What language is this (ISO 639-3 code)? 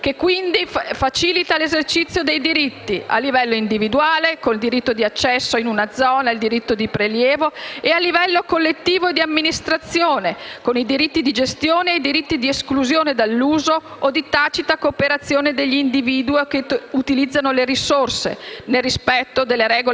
ita